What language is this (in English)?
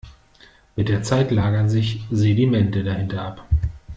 German